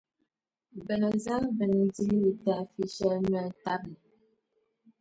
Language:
Dagbani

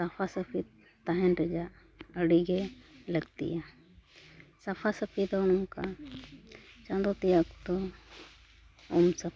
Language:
Santali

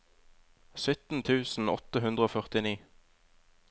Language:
Norwegian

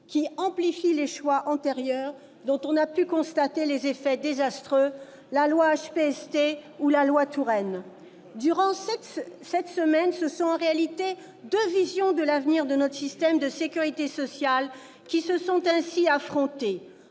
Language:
French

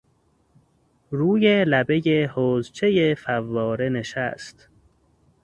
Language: Persian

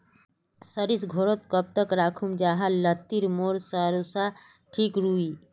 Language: Magahi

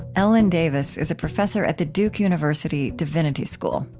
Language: English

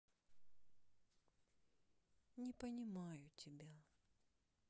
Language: Russian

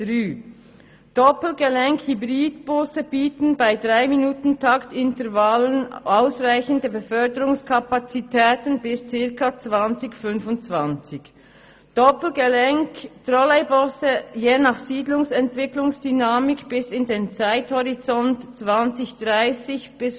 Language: Swiss German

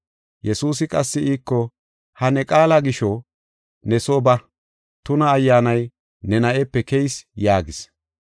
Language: Gofa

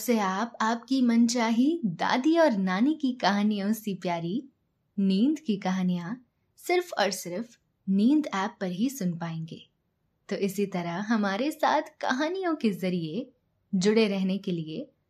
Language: Hindi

